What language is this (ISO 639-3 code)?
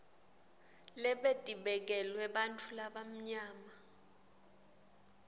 ssw